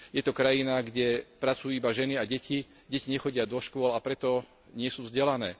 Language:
Slovak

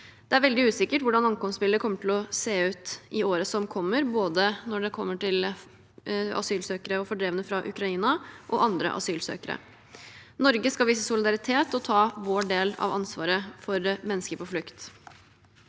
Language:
Norwegian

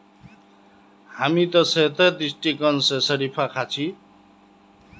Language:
Magahi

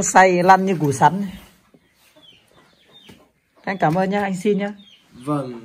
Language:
Vietnamese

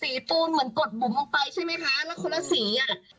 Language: Thai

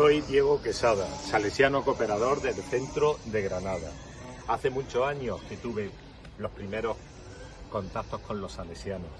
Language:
Spanish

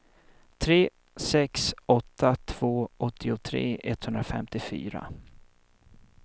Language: Swedish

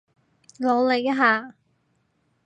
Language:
Cantonese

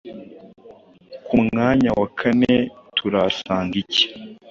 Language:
Kinyarwanda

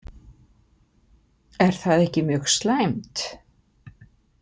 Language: Icelandic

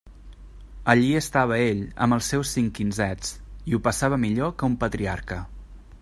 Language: Catalan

